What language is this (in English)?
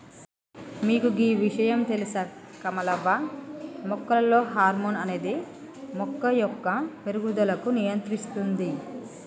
Telugu